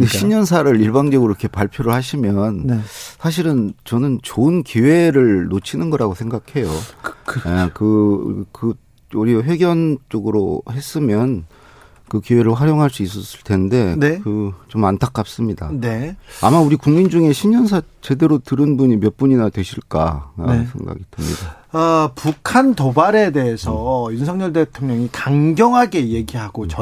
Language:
Korean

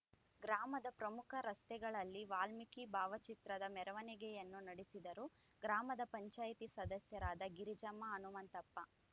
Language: Kannada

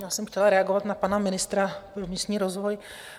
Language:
Czech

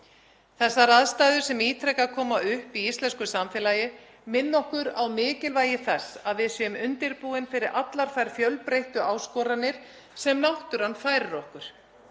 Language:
Icelandic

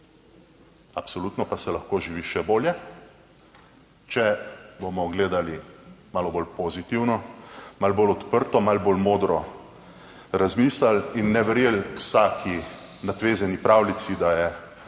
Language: Slovenian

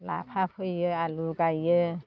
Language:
Bodo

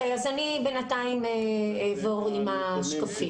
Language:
Hebrew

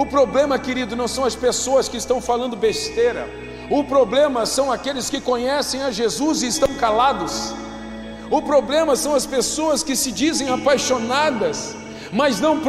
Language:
Portuguese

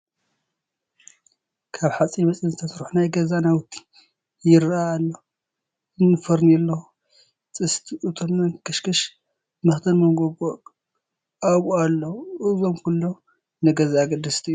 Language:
Tigrinya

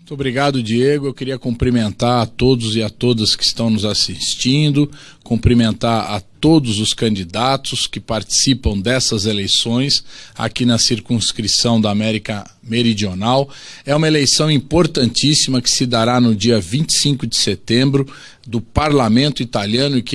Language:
Portuguese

